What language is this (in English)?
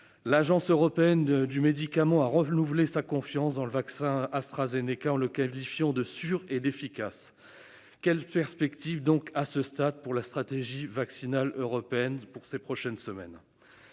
French